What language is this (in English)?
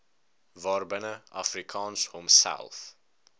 Afrikaans